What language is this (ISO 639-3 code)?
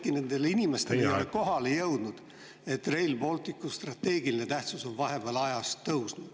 est